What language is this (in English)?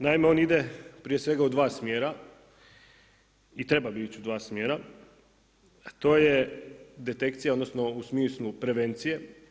Croatian